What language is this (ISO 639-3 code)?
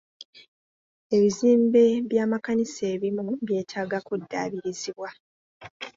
lug